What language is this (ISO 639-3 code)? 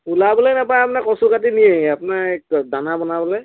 asm